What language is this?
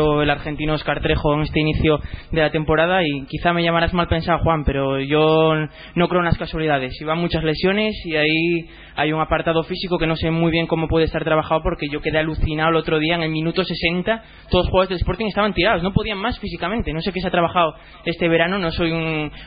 Spanish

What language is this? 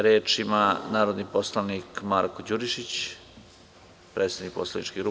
Serbian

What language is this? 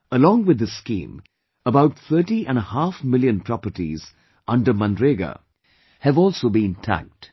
English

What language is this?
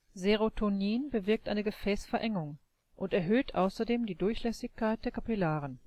German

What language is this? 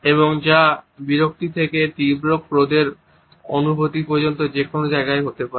Bangla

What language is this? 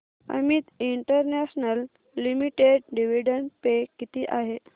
Marathi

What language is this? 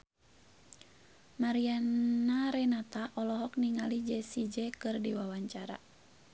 Sundanese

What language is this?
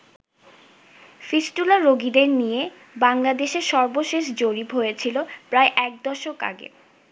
Bangla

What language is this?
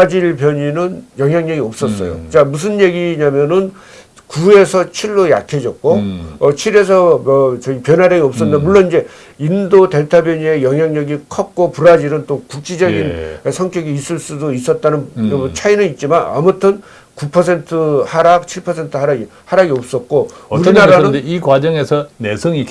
Korean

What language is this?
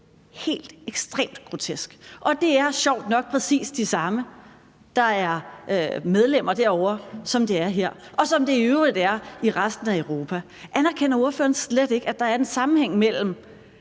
Danish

